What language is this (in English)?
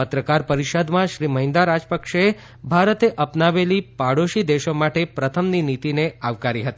Gujarati